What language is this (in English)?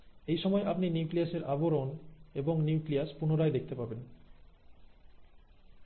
Bangla